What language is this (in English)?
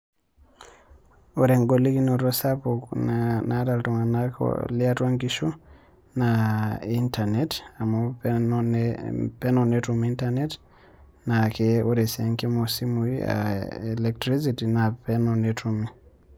Masai